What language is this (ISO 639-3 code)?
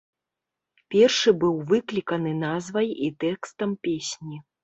bel